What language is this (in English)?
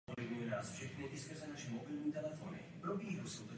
Czech